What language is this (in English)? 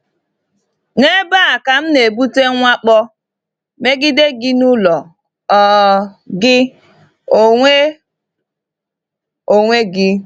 Igbo